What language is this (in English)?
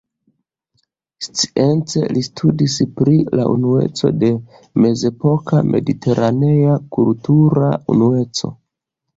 Esperanto